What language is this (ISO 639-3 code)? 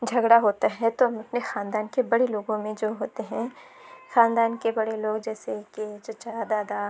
urd